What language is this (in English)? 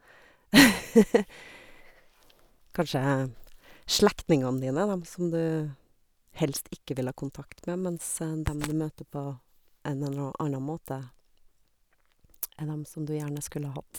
Norwegian